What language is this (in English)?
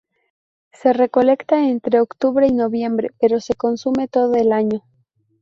Spanish